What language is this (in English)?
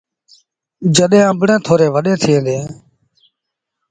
Sindhi Bhil